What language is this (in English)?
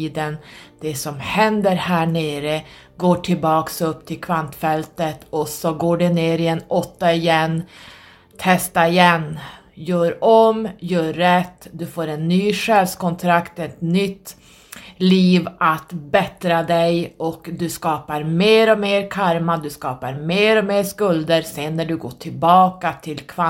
Swedish